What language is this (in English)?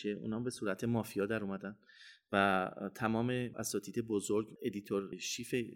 Persian